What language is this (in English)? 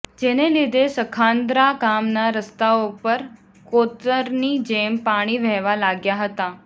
Gujarati